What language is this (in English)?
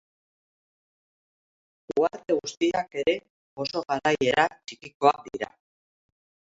Basque